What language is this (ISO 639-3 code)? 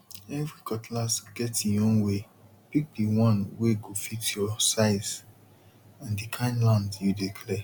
pcm